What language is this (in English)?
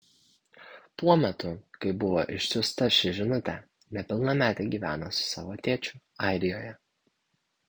Lithuanian